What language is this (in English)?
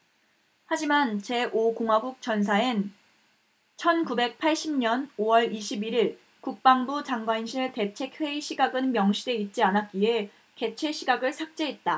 Korean